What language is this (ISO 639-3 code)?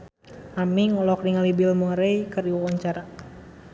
sun